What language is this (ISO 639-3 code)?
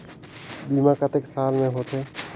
hne